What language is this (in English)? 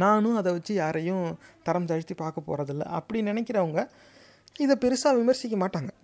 Tamil